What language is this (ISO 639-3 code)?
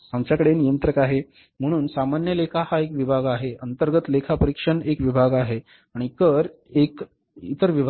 mar